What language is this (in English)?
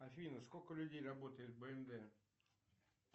Russian